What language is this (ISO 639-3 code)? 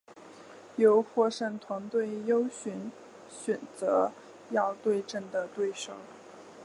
zho